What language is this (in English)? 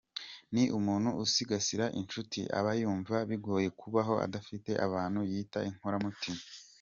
Kinyarwanda